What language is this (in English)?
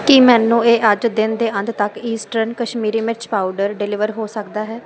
Punjabi